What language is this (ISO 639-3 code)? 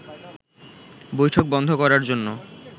ben